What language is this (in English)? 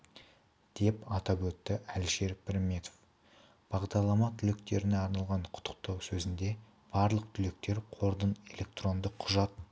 Kazakh